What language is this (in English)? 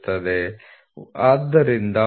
Kannada